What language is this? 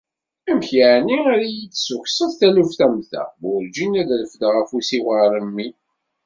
Kabyle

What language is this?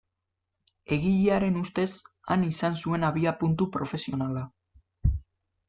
Basque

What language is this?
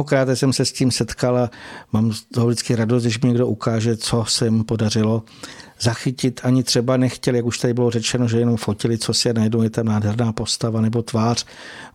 Czech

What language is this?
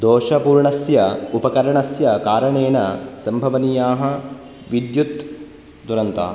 Sanskrit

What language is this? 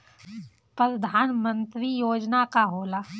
Bhojpuri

